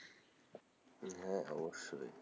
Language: Bangla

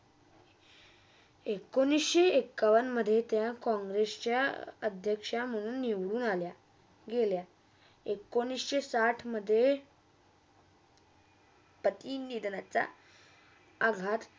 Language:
Marathi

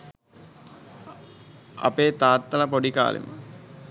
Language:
Sinhala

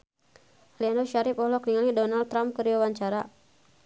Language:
Sundanese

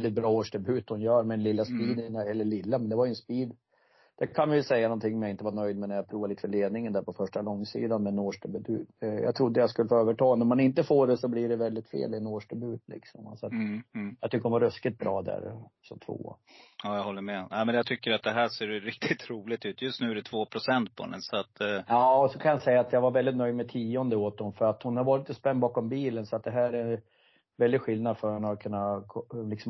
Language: Swedish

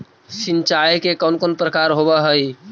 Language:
Magahi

